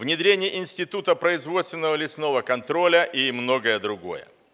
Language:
Russian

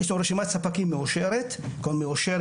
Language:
Hebrew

